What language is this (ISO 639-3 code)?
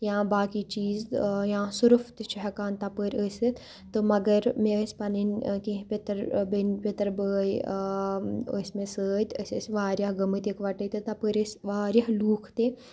kas